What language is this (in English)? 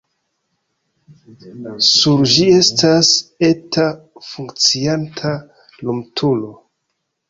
Esperanto